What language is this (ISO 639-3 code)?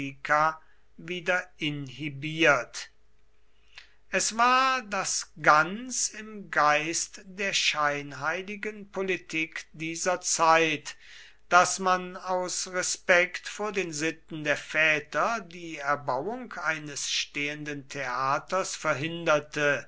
deu